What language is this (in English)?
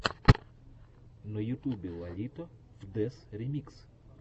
Russian